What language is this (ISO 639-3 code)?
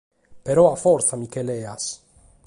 srd